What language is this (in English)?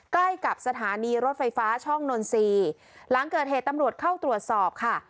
Thai